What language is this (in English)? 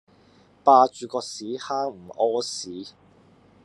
Cantonese